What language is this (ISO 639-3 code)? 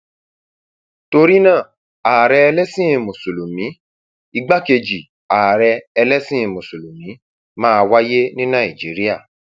yor